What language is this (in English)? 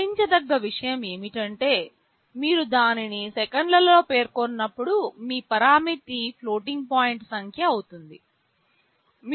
Telugu